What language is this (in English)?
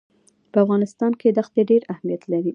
Pashto